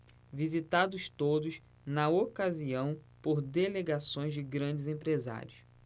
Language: Portuguese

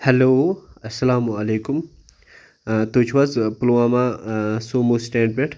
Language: Kashmiri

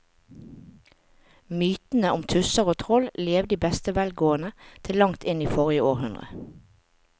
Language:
Norwegian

